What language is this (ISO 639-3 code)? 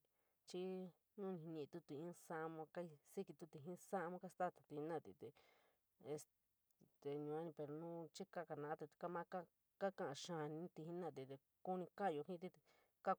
mig